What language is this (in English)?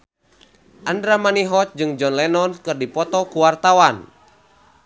Sundanese